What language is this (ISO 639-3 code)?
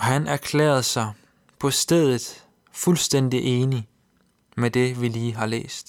dan